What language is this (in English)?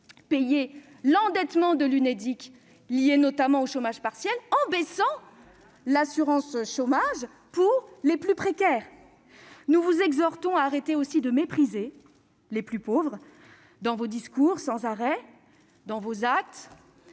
French